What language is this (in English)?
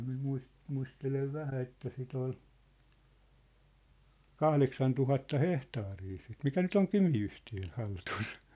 Finnish